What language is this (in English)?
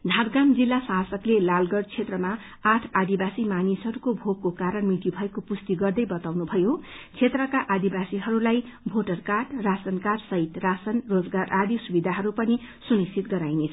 Nepali